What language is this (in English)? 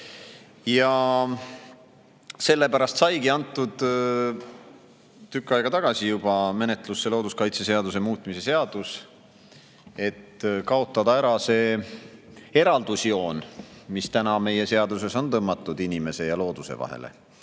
Estonian